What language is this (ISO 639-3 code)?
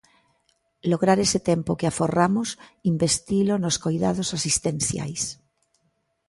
glg